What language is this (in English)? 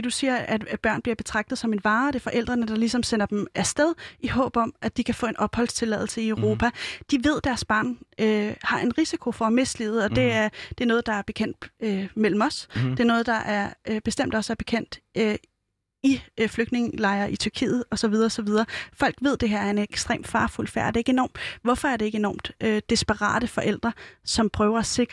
Danish